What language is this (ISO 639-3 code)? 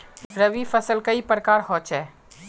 mag